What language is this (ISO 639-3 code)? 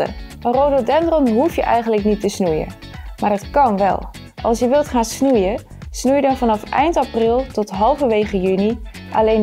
nld